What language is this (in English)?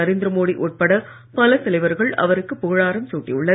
Tamil